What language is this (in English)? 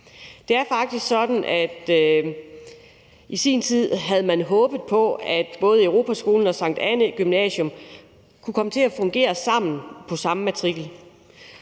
Danish